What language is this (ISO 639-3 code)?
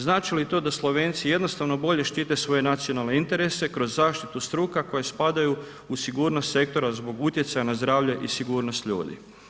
hrv